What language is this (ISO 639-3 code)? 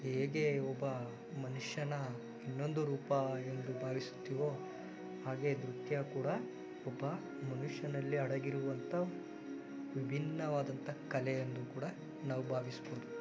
kan